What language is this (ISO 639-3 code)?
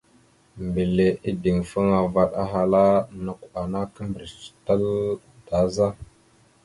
mxu